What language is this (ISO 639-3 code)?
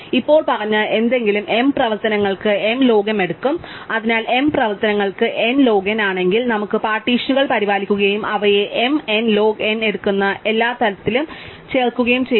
mal